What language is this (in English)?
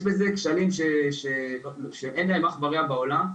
Hebrew